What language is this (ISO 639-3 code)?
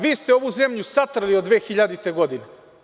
srp